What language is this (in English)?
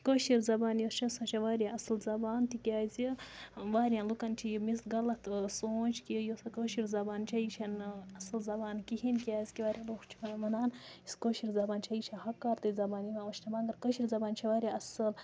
Kashmiri